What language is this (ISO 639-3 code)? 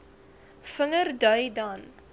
afr